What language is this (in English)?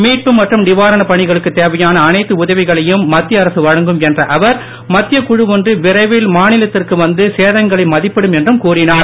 Tamil